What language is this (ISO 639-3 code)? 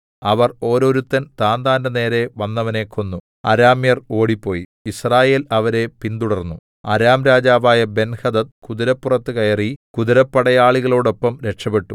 mal